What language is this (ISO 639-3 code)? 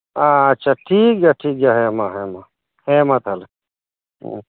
sat